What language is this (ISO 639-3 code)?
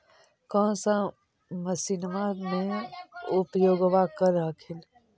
mag